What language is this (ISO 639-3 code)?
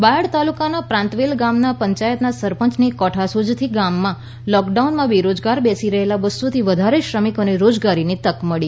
guj